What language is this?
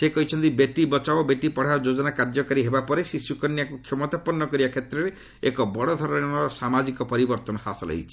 Odia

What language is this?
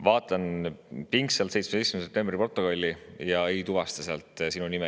Estonian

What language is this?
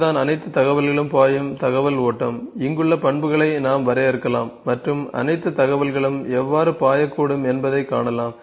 Tamil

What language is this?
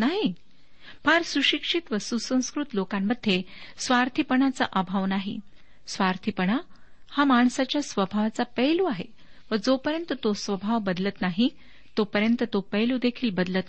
Marathi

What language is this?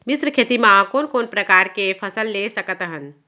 Chhattisgarhi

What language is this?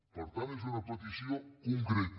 Catalan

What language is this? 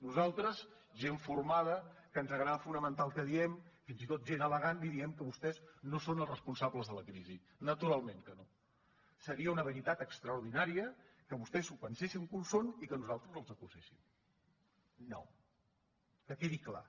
Catalan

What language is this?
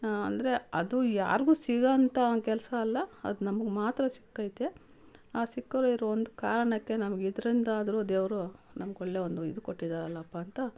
Kannada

